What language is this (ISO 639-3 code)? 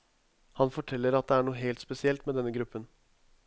nor